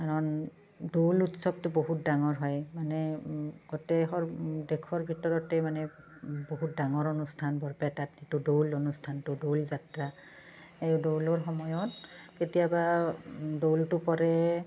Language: Assamese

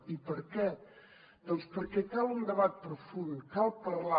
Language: Catalan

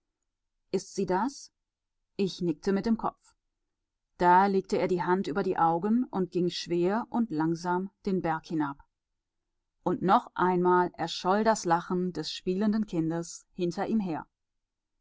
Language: German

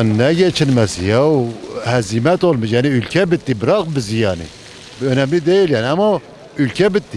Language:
Turkish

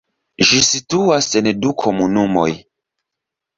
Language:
Esperanto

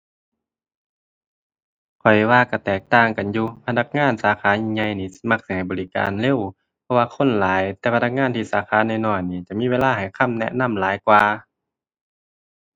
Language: Thai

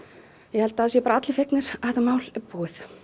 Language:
Icelandic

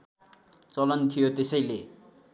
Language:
Nepali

